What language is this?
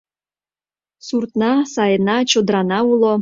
Mari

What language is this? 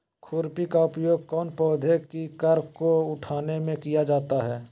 Magahi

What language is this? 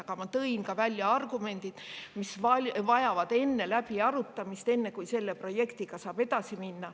Estonian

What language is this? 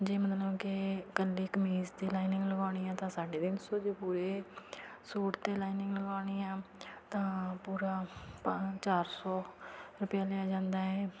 Punjabi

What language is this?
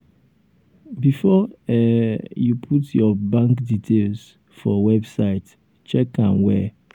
Nigerian Pidgin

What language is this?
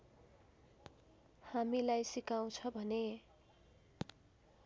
Nepali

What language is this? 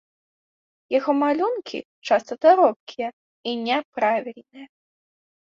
Belarusian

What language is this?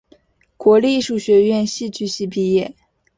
Chinese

